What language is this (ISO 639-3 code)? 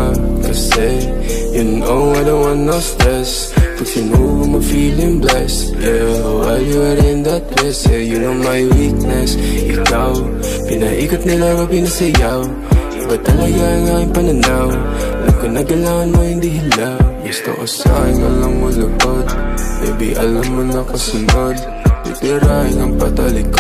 ara